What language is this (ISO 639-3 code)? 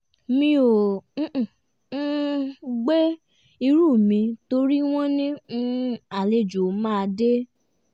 yor